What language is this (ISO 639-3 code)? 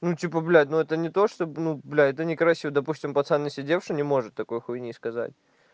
rus